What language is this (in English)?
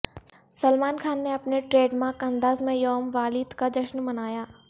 Urdu